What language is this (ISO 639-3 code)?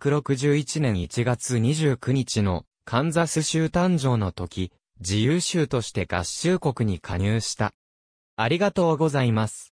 jpn